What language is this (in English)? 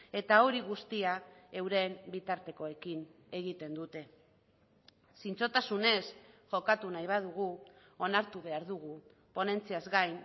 Basque